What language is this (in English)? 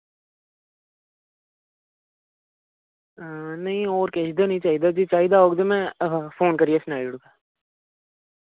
Dogri